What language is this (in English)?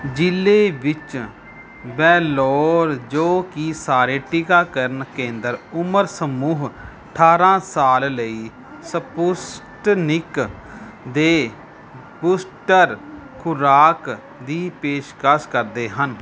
Punjabi